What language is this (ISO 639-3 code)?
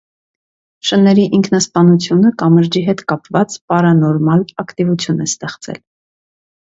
hye